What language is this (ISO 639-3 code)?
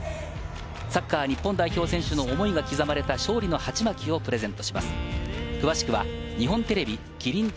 jpn